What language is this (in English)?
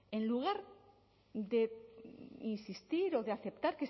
Spanish